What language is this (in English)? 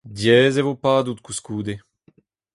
Breton